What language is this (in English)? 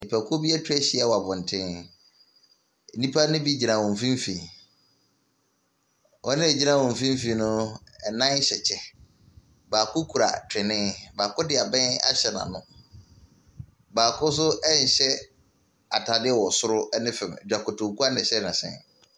Akan